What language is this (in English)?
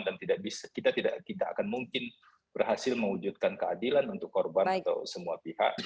Indonesian